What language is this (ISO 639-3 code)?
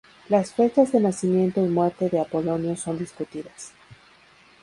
spa